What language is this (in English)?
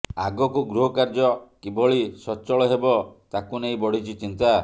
Odia